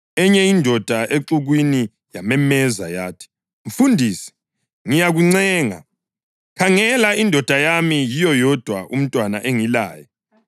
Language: North Ndebele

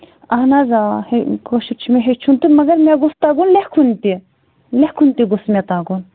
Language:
Kashmiri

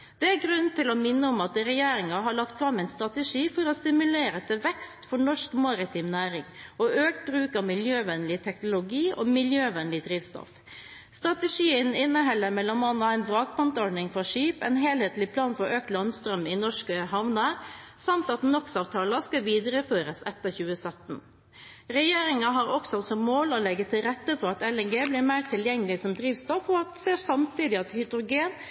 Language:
Norwegian Bokmål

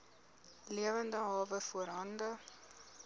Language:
Afrikaans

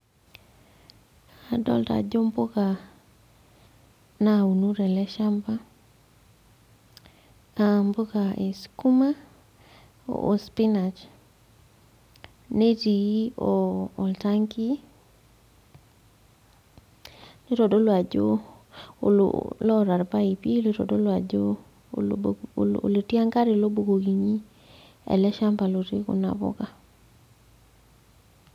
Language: Masai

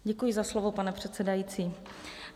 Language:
Czech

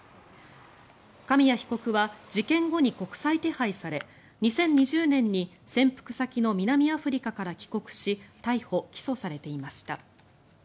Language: Japanese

